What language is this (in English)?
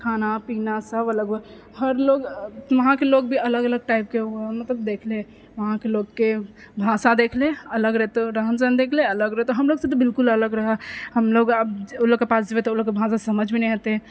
Maithili